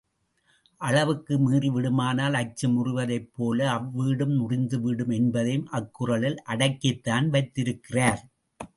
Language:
Tamil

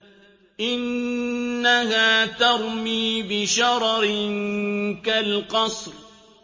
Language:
Arabic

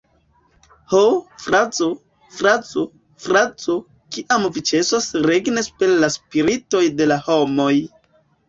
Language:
Esperanto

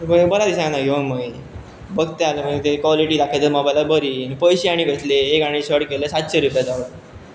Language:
Konkani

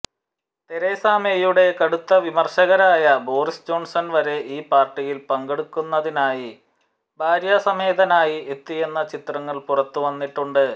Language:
Malayalam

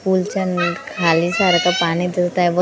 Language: Marathi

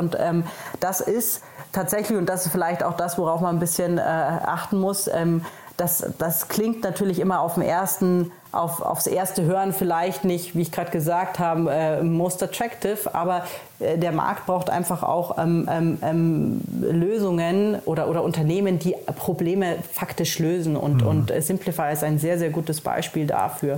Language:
German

